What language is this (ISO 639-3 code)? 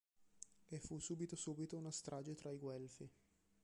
ita